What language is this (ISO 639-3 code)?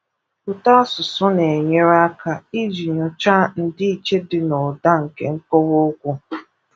ibo